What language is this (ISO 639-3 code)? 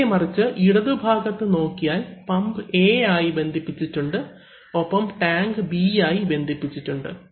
mal